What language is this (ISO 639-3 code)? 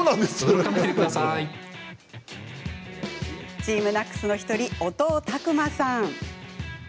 jpn